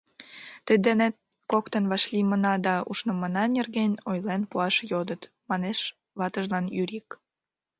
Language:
Mari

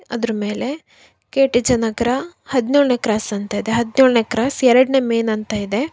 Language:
Kannada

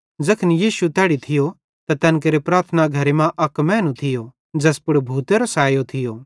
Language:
Bhadrawahi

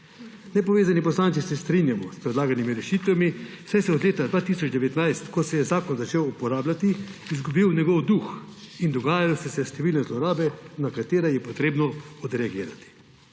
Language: Slovenian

